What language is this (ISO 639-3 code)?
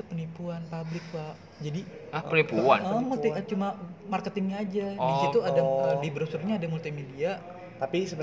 ind